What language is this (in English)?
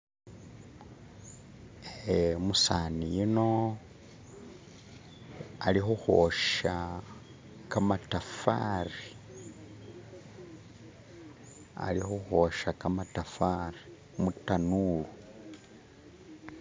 Masaaba